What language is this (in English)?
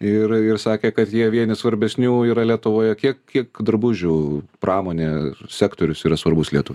Lithuanian